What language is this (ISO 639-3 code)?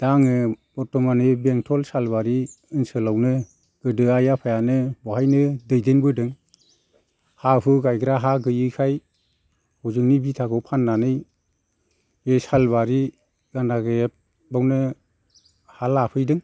brx